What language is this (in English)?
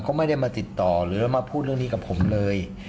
Thai